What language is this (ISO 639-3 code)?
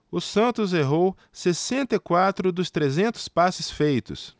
por